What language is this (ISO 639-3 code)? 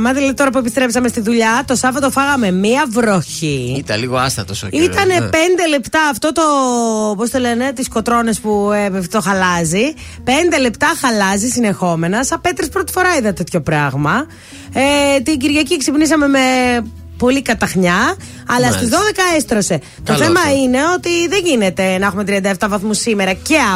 ell